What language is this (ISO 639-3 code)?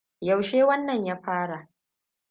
hau